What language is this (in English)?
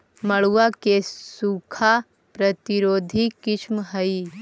Magahi